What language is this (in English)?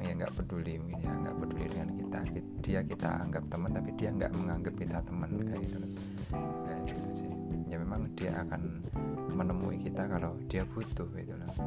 Indonesian